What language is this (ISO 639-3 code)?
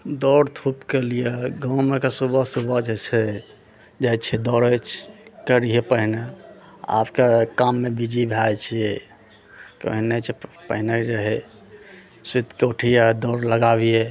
mai